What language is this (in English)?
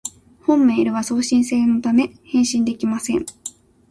Japanese